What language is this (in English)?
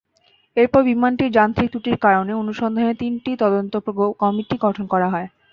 Bangla